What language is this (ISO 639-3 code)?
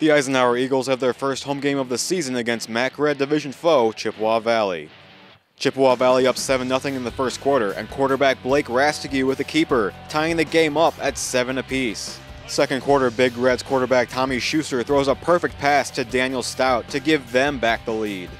eng